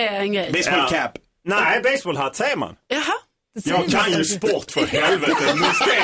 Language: Swedish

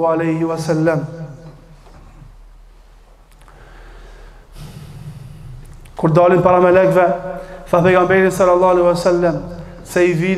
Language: Arabic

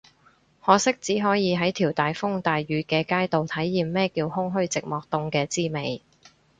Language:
Cantonese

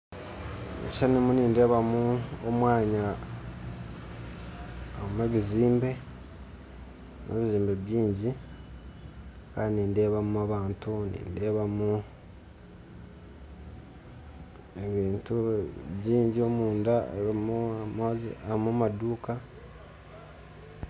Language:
Nyankole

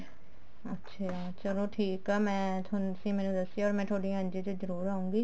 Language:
Punjabi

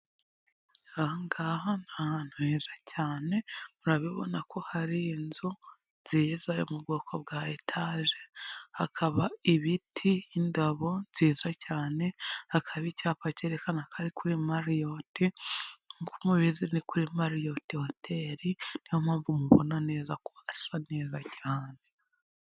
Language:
Kinyarwanda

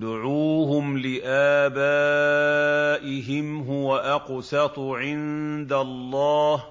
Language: Arabic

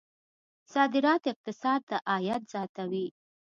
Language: Pashto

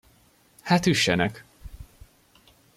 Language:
Hungarian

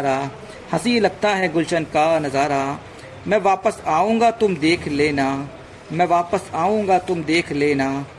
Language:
Hindi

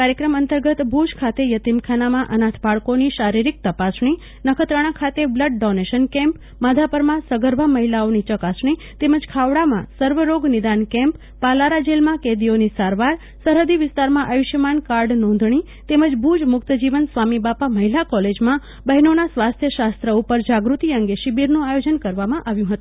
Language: Gujarati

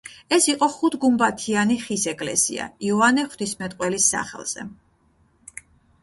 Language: Georgian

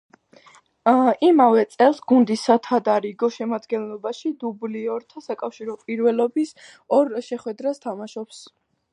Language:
Georgian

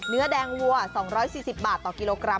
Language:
Thai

